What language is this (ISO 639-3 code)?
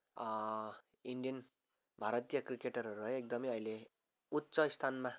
nep